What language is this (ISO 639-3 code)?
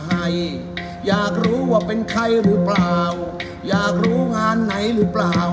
tha